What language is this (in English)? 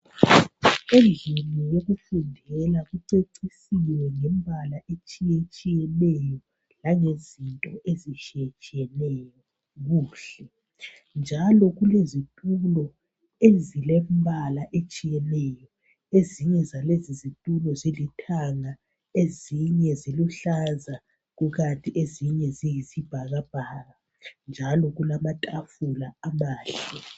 North Ndebele